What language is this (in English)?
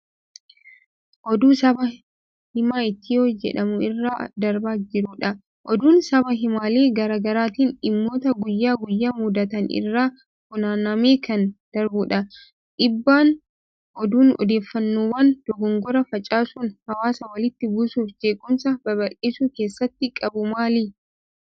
Oromo